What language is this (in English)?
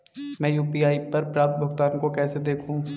Hindi